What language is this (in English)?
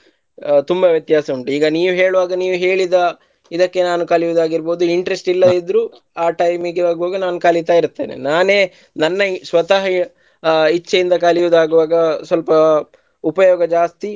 Kannada